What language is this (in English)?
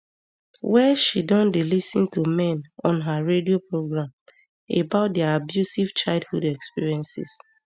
Nigerian Pidgin